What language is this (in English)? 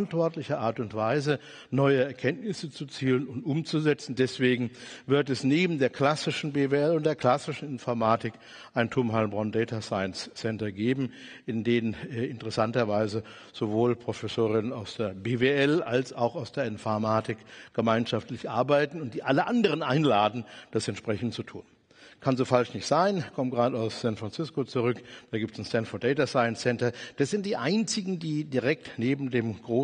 German